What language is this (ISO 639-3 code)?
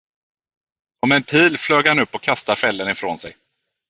swe